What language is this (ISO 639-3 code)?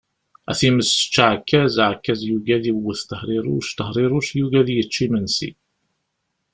kab